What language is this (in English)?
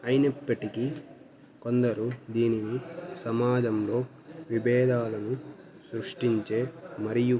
Telugu